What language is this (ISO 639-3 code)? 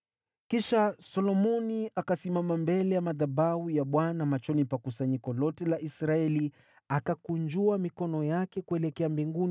swa